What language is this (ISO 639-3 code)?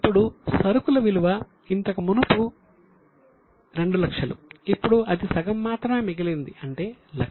tel